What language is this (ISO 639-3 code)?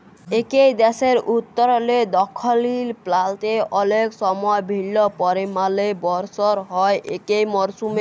ben